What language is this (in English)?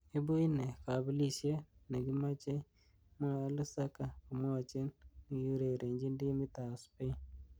Kalenjin